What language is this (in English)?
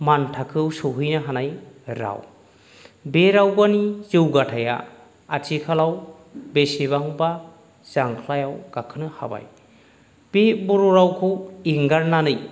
Bodo